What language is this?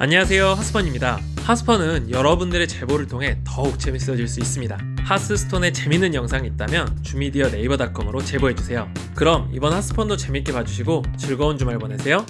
Korean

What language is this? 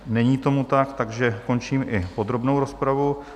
Czech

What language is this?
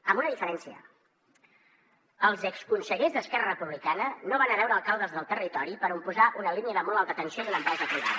Catalan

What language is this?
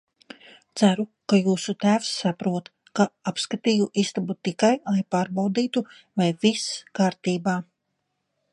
Latvian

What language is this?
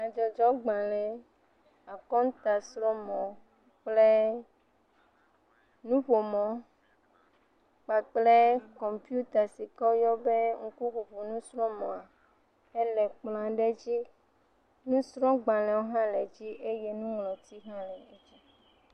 Ewe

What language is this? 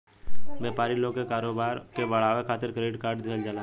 Bhojpuri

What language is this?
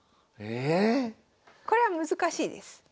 Japanese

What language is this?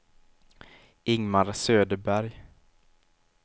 Swedish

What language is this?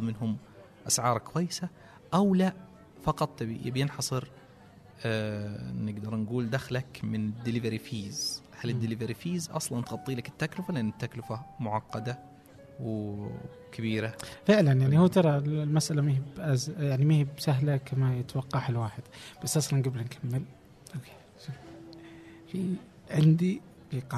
Arabic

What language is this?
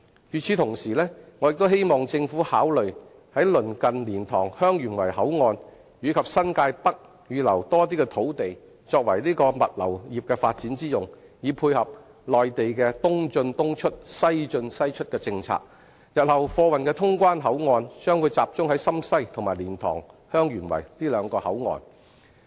Cantonese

